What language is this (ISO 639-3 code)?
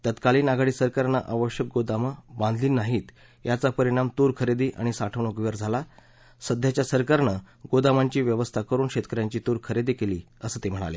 mar